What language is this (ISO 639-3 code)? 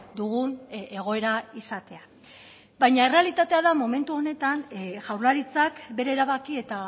eus